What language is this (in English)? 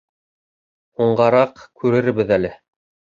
Bashkir